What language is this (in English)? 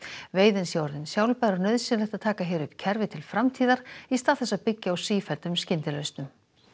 Icelandic